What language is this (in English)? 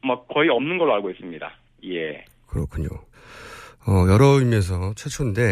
Korean